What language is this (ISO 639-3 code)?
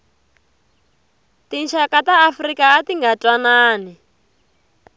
tso